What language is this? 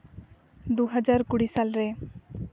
Santali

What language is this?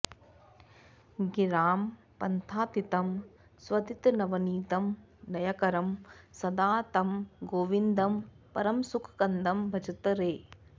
Sanskrit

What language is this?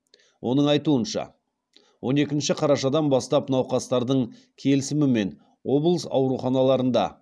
Kazakh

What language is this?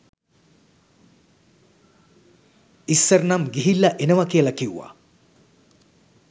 Sinhala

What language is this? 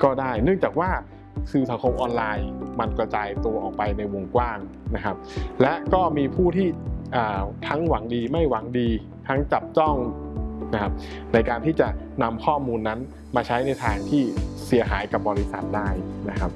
Thai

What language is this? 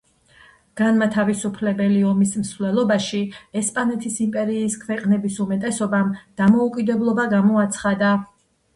Georgian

